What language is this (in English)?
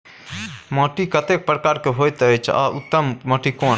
Maithili